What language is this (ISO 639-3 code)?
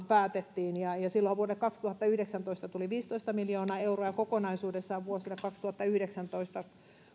fin